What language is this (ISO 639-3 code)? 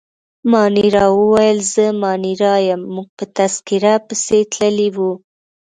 pus